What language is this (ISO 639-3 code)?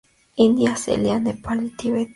spa